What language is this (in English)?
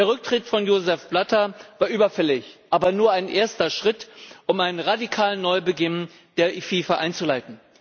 German